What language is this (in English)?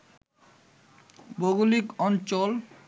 Bangla